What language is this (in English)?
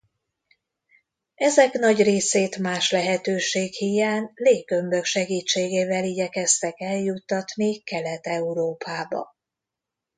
Hungarian